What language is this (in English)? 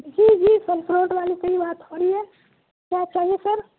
Urdu